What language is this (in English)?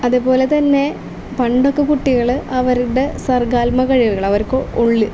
Malayalam